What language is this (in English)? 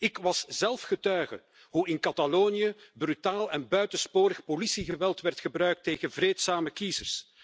Dutch